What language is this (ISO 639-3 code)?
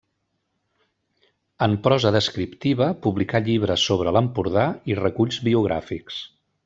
cat